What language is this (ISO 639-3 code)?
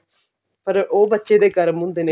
pan